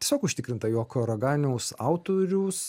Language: Lithuanian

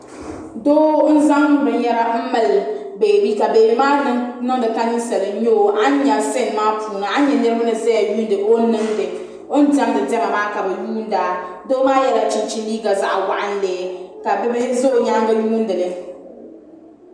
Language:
Dagbani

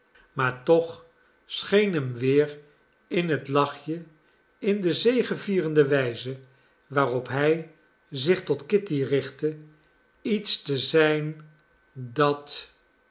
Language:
Dutch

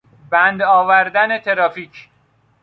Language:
Persian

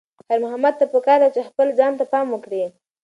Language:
Pashto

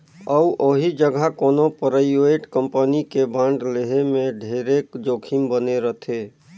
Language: Chhattisgarhi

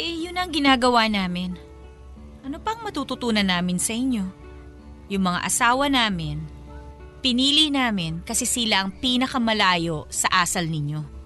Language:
Filipino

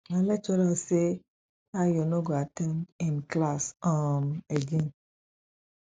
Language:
Nigerian Pidgin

